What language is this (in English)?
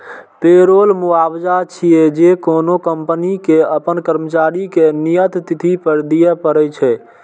Maithili